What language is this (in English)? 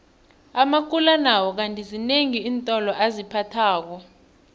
South Ndebele